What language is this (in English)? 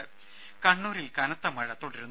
Malayalam